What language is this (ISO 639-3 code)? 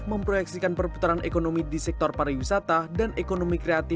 ind